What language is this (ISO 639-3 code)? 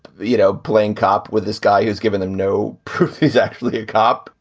eng